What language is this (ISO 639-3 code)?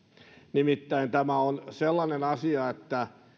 fin